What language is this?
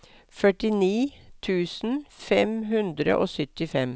Norwegian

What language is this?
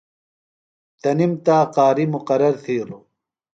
Phalura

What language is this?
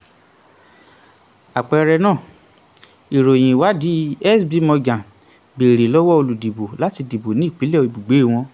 Yoruba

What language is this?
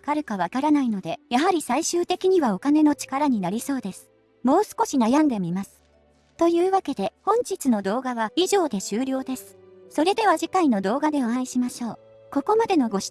Japanese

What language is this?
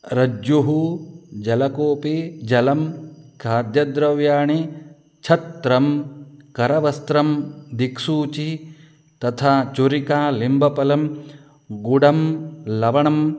Sanskrit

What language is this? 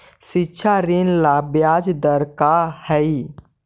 Magahi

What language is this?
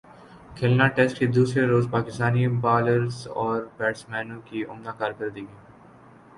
Urdu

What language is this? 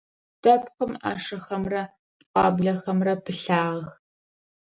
Adyghe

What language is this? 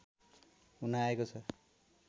Nepali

